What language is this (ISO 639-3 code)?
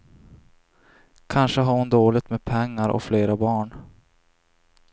swe